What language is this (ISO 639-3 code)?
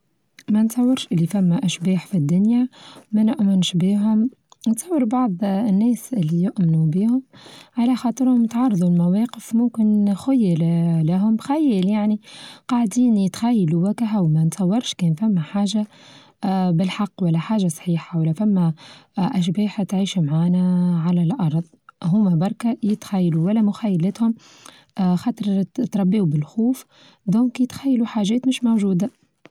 aeb